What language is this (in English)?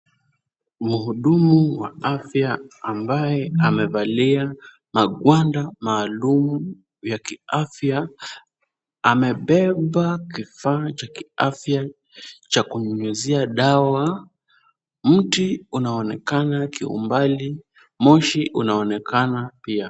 Swahili